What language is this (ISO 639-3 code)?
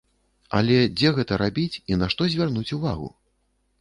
bel